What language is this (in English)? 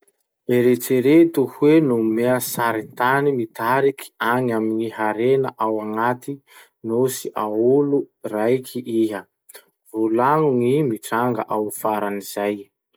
Masikoro Malagasy